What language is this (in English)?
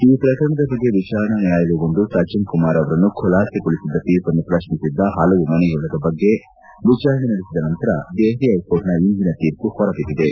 Kannada